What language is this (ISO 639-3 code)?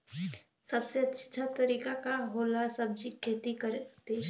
bho